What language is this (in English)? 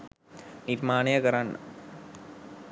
Sinhala